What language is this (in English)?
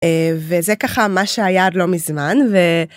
Hebrew